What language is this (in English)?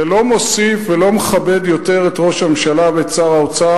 Hebrew